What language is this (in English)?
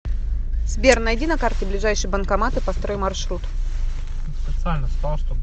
Russian